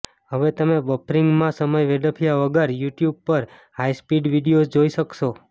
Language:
Gujarati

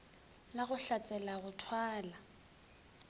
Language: Northern Sotho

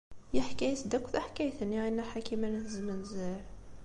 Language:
Kabyle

